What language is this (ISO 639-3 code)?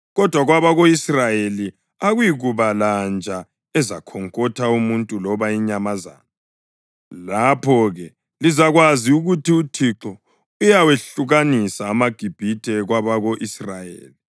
nde